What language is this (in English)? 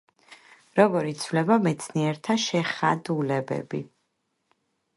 Georgian